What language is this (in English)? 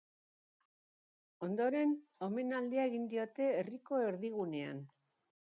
Basque